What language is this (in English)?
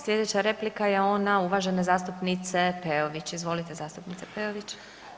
Croatian